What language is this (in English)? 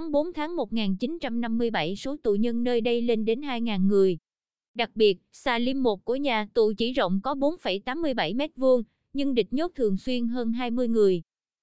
Vietnamese